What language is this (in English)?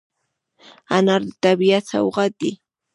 Pashto